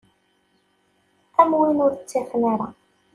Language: Kabyle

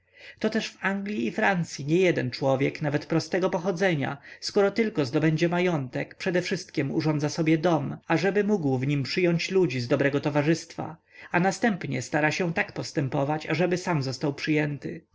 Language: Polish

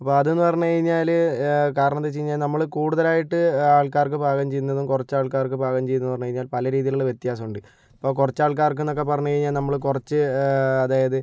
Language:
Malayalam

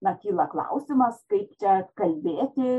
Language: Lithuanian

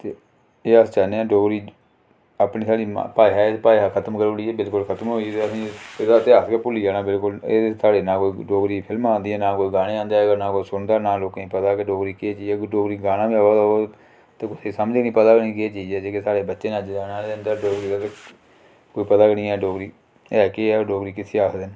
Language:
Dogri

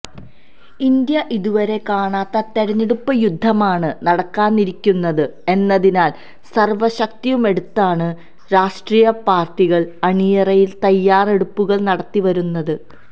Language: Malayalam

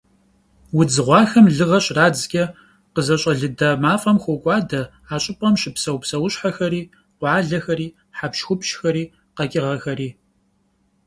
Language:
Kabardian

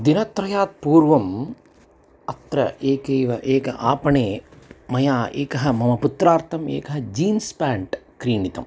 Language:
Sanskrit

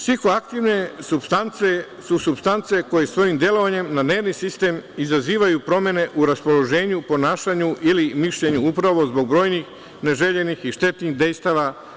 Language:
Serbian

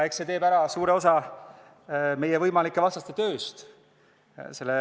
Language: Estonian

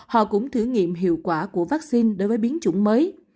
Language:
Vietnamese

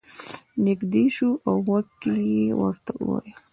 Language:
Pashto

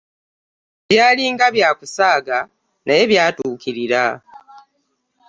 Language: Ganda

